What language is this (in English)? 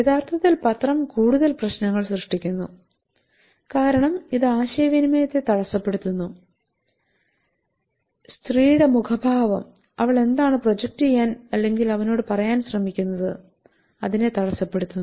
Malayalam